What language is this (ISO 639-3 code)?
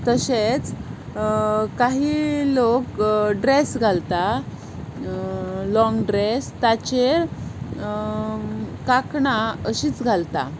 kok